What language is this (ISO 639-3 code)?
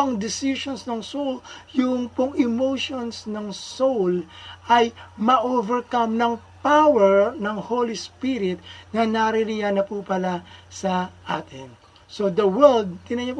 fil